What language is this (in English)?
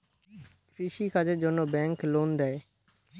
Bangla